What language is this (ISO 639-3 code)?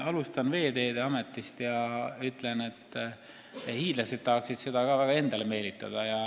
est